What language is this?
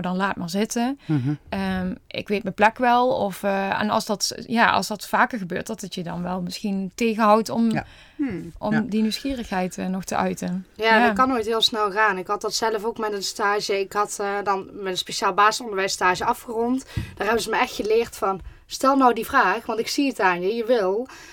Dutch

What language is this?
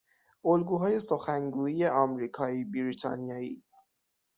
Persian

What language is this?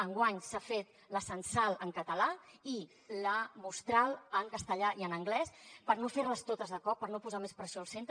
Catalan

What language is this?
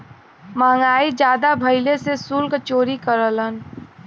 Bhojpuri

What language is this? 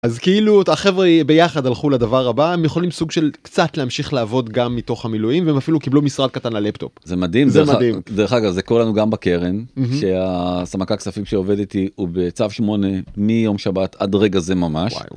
Hebrew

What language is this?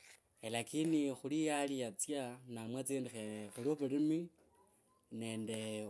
Kabras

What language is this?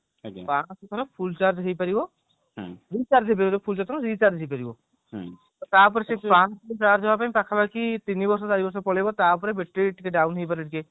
Odia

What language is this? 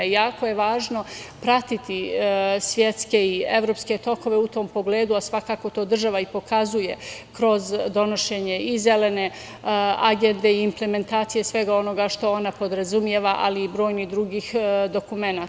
Serbian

